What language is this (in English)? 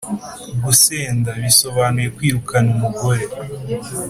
Kinyarwanda